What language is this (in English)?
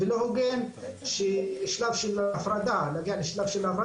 Hebrew